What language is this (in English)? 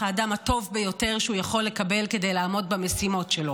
Hebrew